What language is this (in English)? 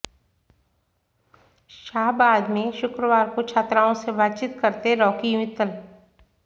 Hindi